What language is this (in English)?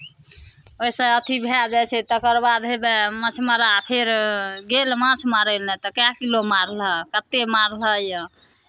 Maithili